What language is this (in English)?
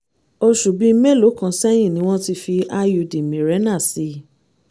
Yoruba